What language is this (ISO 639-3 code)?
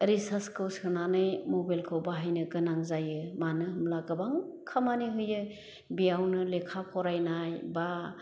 brx